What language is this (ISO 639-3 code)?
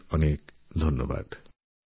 ben